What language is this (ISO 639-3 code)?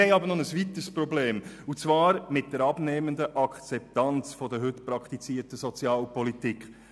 gsw